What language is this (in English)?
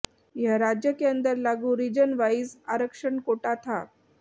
Hindi